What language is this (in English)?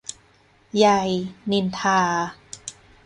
Thai